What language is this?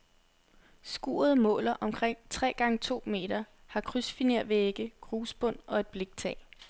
Danish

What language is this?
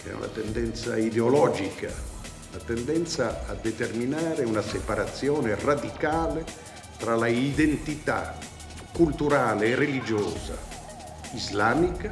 Italian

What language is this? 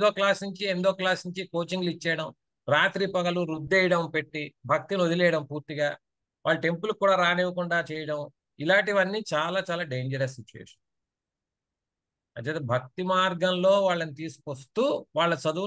Telugu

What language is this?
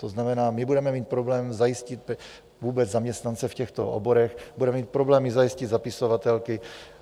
Czech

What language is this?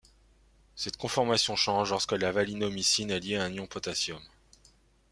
French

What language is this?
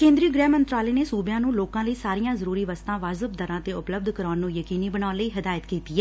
Punjabi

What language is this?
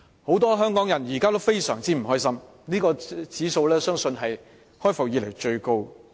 Cantonese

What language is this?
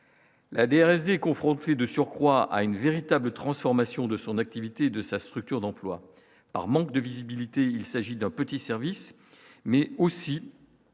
French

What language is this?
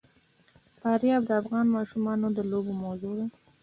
Pashto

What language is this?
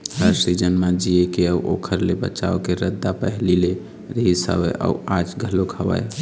Chhattisgarhi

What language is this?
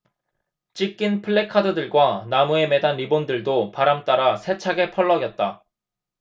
Korean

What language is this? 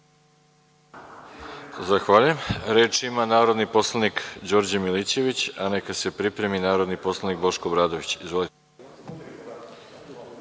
Serbian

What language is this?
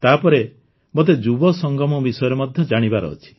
Odia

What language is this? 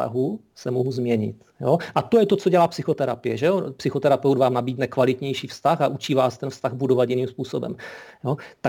Czech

